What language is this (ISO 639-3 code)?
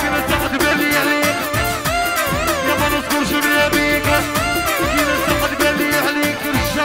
ara